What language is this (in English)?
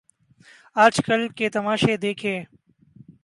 Urdu